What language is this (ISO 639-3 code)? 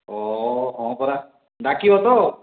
ori